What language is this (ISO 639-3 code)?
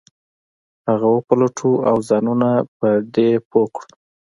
pus